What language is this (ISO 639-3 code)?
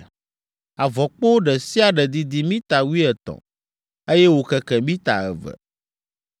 ewe